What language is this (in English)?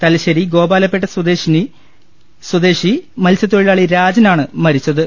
Malayalam